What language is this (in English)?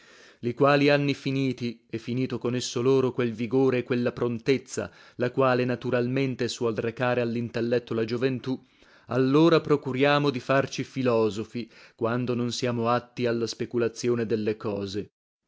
Italian